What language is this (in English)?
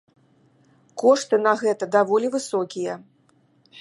Belarusian